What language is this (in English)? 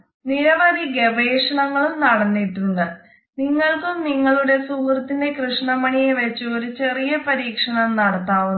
Malayalam